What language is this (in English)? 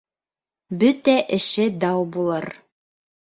Bashkir